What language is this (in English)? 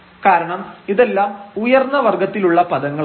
Malayalam